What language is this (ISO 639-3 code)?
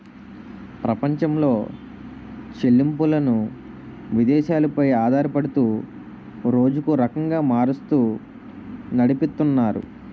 tel